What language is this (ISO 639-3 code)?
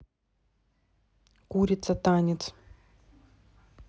rus